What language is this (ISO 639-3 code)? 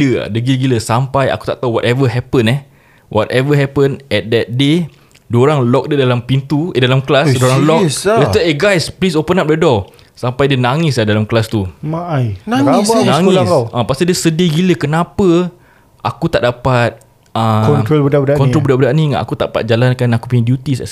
msa